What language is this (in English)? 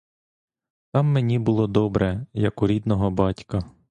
Ukrainian